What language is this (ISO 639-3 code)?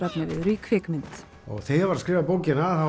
isl